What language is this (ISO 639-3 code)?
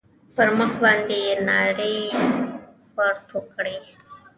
pus